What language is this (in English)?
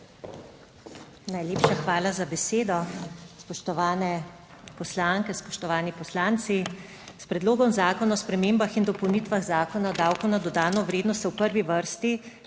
Slovenian